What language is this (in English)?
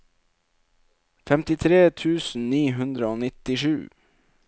Norwegian